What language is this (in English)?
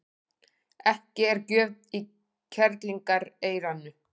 Icelandic